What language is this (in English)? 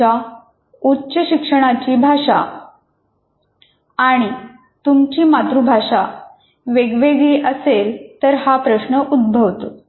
Marathi